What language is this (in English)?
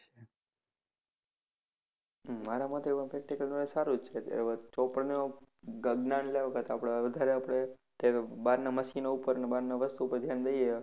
Gujarati